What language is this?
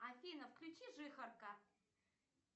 Russian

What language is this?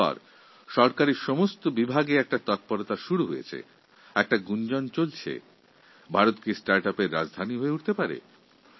Bangla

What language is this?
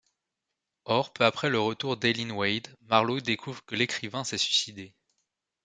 French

